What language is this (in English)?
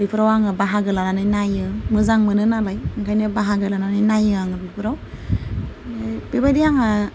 Bodo